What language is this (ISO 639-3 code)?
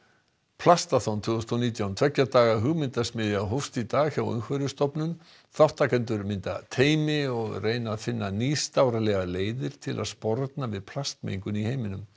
isl